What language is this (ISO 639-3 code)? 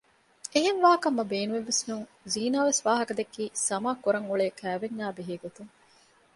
div